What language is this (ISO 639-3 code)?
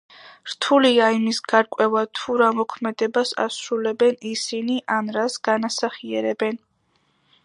kat